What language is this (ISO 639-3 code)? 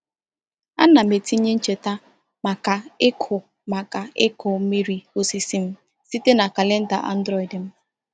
ibo